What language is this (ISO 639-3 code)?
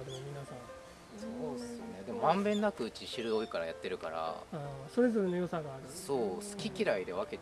jpn